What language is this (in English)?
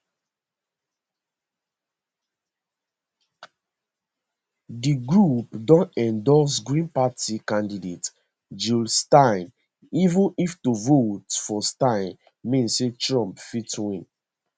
Nigerian Pidgin